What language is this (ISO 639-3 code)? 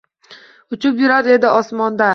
uzb